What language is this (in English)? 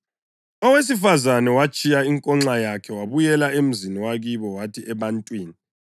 North Ndebele